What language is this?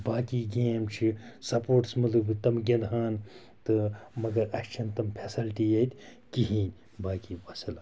Kashmiri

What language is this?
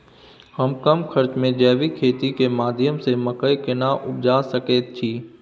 Maithili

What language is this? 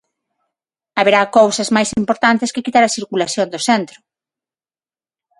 Galician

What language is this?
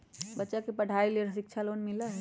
Magahi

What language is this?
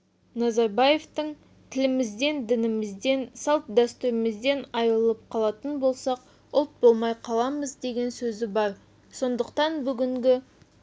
Kazakh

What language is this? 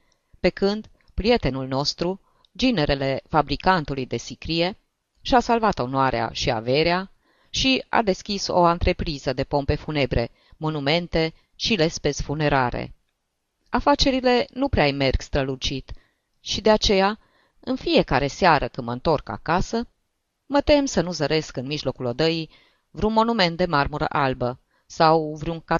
Romanian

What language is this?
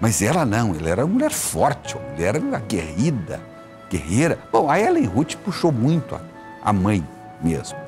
Portuguese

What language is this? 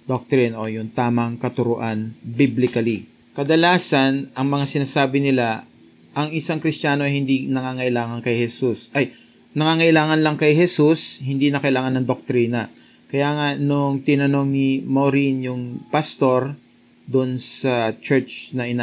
Filipino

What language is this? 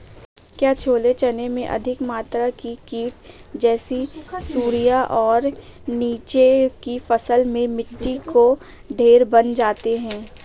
Hindi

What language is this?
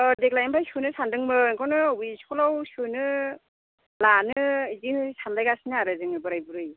Bodo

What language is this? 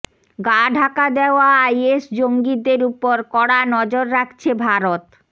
Bangla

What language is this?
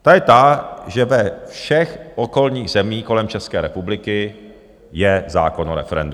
Czech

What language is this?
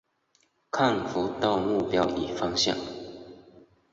Chinese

